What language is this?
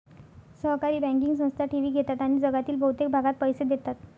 Marathi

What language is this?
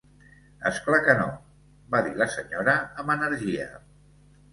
Catalan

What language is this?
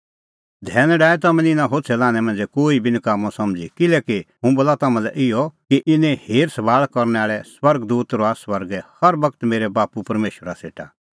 Kullu Pahari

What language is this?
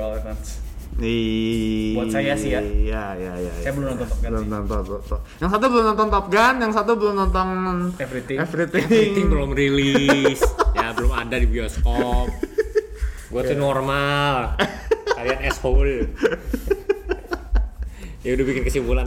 Indonesian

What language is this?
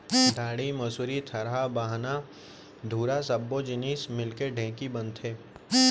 Chhattisgarhi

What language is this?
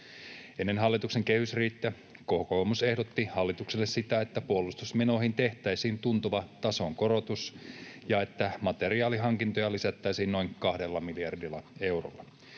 Finnish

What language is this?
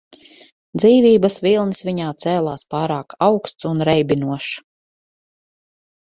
Latvian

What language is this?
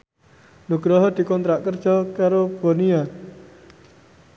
Javanese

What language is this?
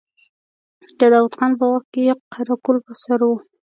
Pashto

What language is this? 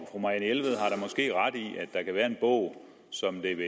Danish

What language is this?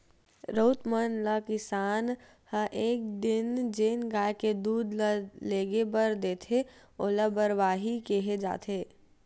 Chhattisgarhi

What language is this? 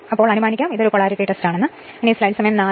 Malayalam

